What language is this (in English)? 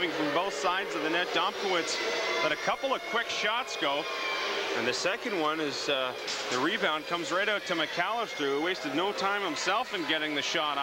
English